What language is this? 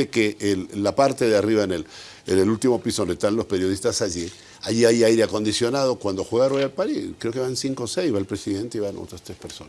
Spanish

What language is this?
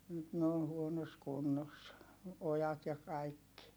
Finnish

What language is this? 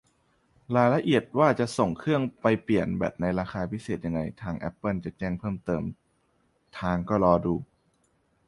Thai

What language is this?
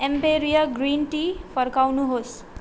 Nepali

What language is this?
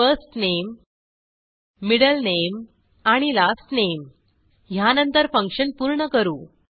Marathi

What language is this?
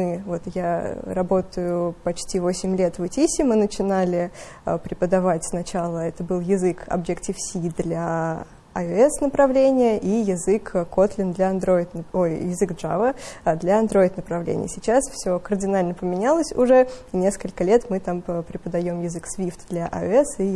Russian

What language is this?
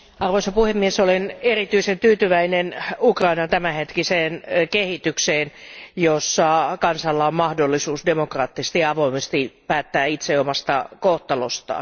Finnish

